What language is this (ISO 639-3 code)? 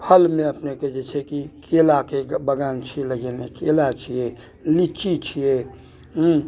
mai